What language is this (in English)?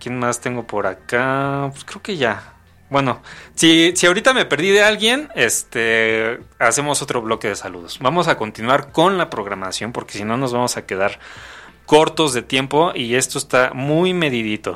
Spanish